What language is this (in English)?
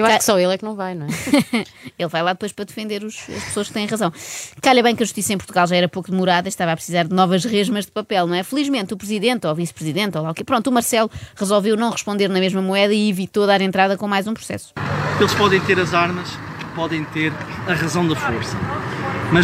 Portuguese